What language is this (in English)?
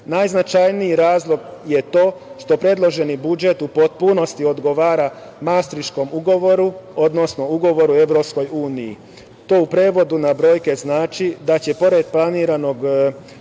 Serbian